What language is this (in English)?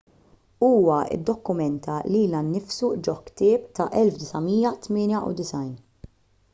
Maltese